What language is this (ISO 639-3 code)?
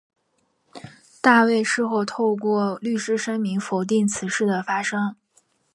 zho